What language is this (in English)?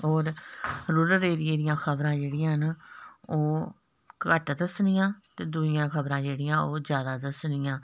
Dogri